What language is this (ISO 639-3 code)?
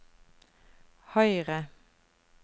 nor